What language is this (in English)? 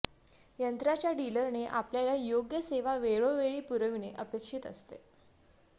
Marathi